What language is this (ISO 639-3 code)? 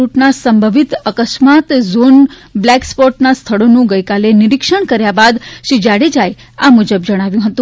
guj